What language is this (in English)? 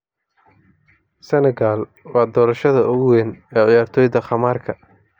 Somali